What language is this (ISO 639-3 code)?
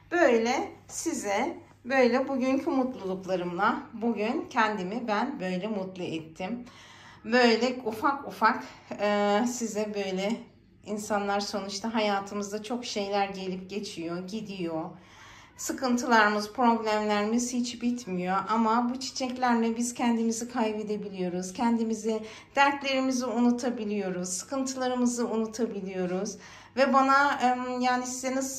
tur